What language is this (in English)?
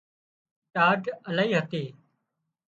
Wadiyara Koli